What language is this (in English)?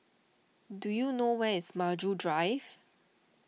English